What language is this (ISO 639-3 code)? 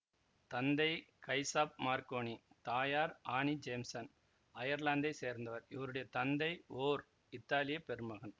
tam